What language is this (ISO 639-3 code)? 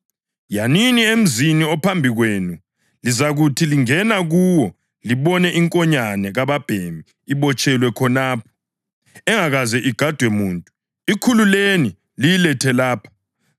nde